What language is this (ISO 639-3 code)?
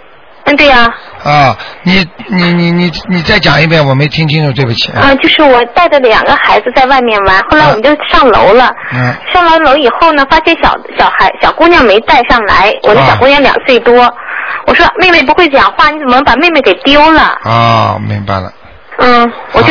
zho